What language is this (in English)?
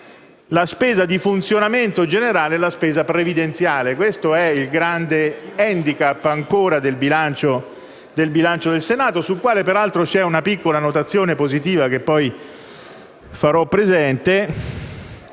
Italian